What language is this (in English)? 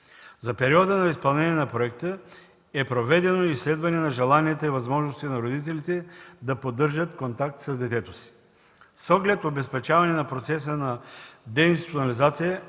Bulgarian